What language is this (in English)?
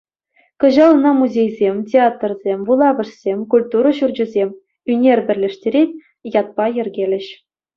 Chuvash